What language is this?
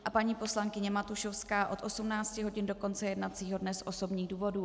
Czech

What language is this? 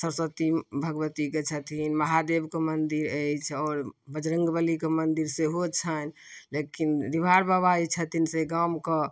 Maithili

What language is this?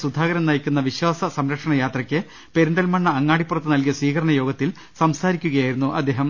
Malayalam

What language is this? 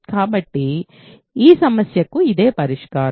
Telugu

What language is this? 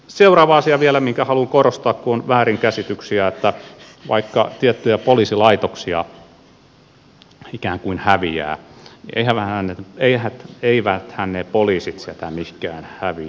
Finnish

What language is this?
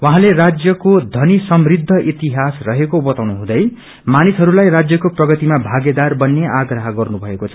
Nepali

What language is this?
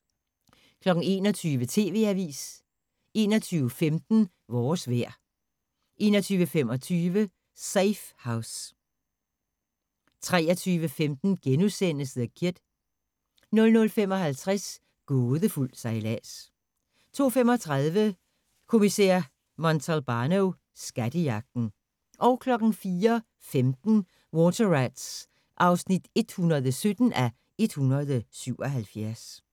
Danish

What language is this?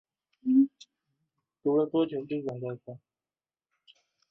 Chinese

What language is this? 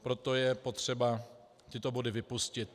Czech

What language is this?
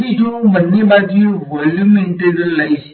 Gujarati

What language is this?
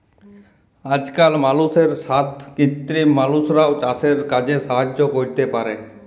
Bangla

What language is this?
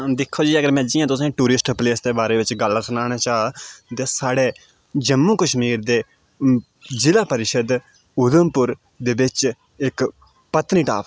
Dogri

